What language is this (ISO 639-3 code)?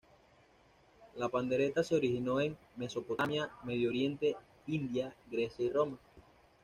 spa